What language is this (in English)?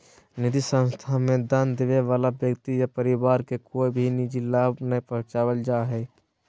Magahi